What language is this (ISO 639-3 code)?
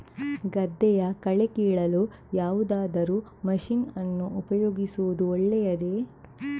kan